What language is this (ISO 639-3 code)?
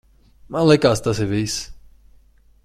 lav